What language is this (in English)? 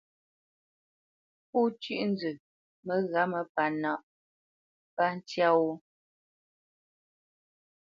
Bamenyam